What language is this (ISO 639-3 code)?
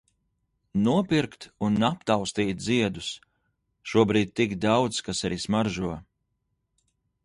lav